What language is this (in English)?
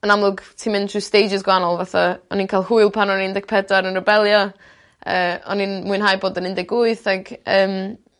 Welsh